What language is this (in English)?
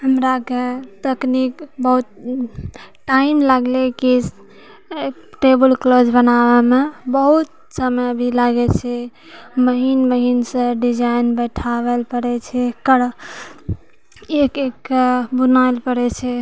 Maithili